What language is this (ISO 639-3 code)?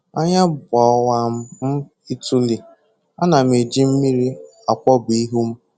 ibo